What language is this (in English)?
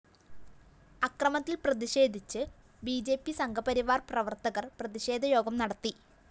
Malayalam